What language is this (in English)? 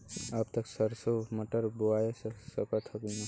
Bhojpuri